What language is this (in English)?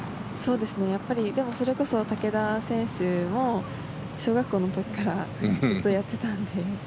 Japanese